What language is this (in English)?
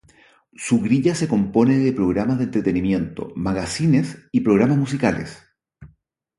Spanish